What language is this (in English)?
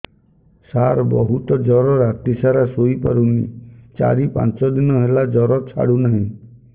Odia